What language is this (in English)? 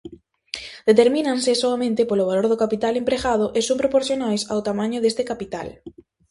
Galician